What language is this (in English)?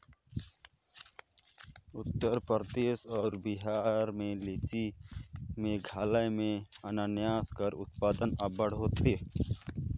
Chhattisgarhi